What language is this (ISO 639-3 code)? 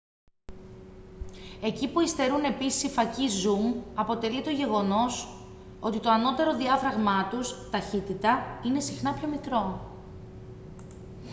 ell